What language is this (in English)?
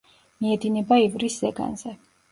Georgian